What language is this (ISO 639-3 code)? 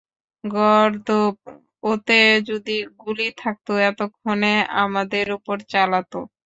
ben